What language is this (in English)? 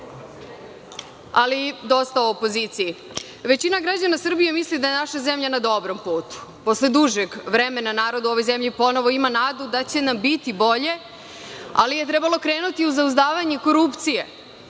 Serbian